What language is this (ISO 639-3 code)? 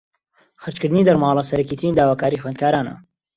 ckb